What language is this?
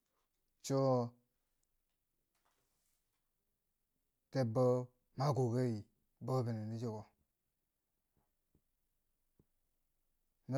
Bangwinji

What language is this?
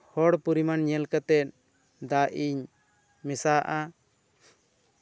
Santali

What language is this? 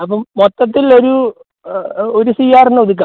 Malayalam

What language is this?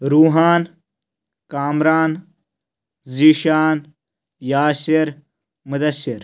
Kashmiri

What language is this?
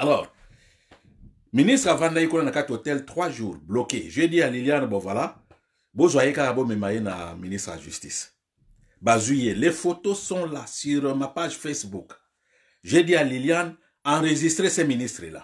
French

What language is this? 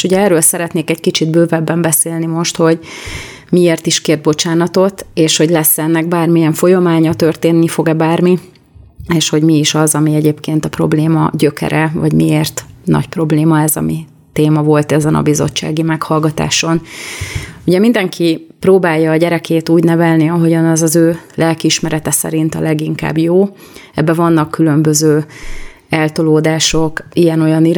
Hungarian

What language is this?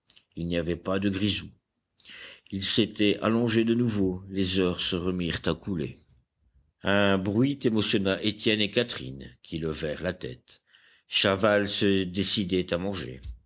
French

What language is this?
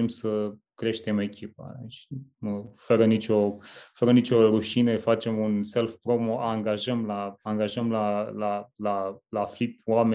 Romanian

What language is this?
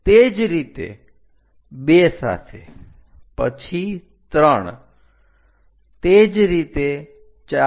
Gujarati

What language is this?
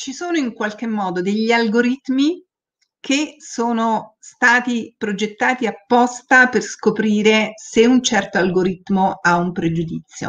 Italian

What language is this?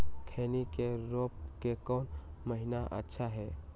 Magahi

